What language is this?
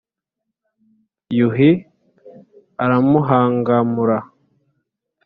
Kinyarwanda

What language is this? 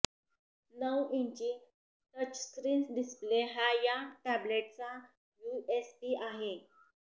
Marathi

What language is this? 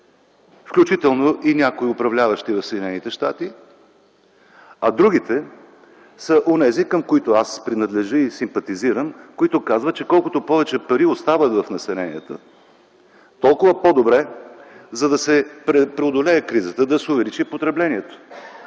Bulgarian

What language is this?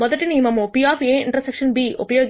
Telugu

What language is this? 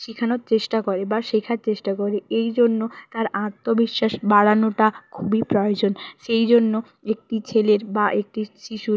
Bangla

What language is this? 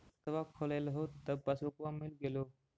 Magahi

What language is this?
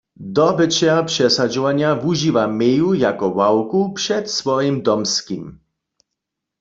Upper Sorbian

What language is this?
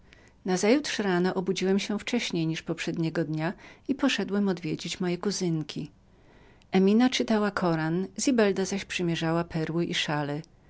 Polish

